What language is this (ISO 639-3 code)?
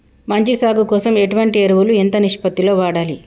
tel